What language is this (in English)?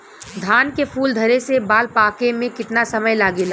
Bhojpuri